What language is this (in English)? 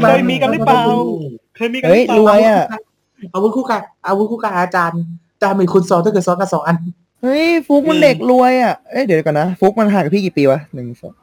Thai